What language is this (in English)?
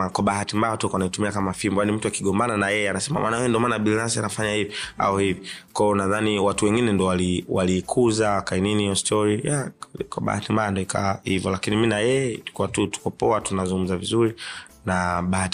Swahili